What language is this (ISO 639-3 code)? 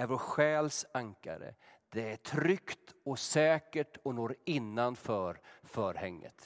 swe